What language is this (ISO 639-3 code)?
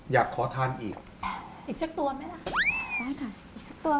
tha